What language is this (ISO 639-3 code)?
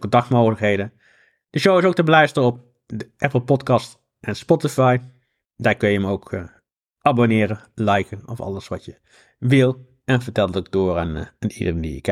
nld